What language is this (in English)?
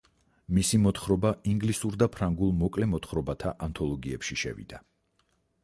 Georgian